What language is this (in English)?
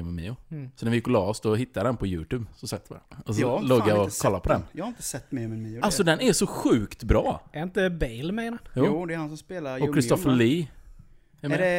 Swedish